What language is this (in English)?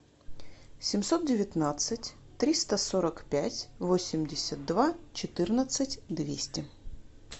Russian